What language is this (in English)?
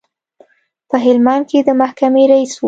Pashto